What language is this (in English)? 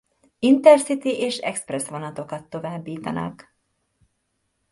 Hungarian